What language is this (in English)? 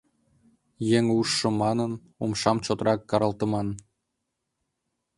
Mari